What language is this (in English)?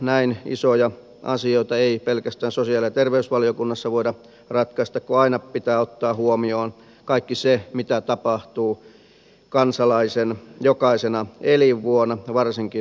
Finnish